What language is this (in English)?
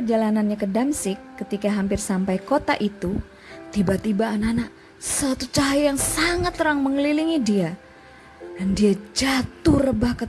Indonesian